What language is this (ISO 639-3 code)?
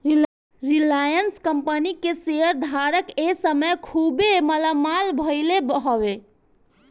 bho